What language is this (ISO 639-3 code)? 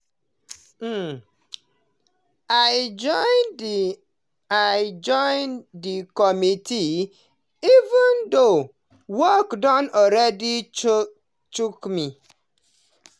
pcm